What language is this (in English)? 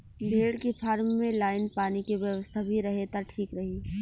Bhojpuri